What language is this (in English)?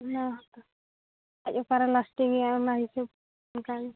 Santali